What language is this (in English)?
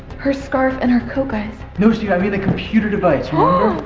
English